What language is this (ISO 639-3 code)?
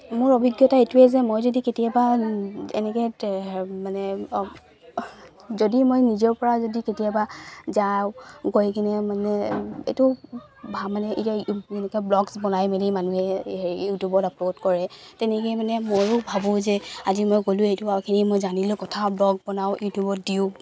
asm